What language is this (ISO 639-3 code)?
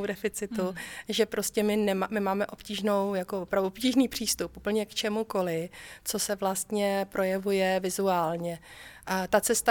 ces